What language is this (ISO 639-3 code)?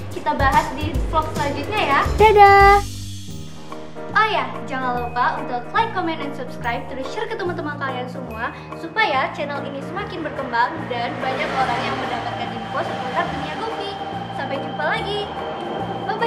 ind